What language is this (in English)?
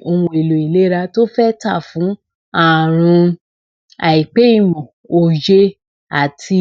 Yoruba